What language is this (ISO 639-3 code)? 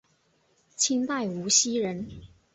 zho